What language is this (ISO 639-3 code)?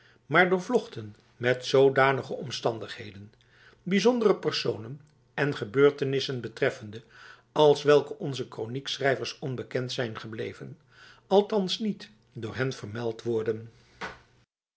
nld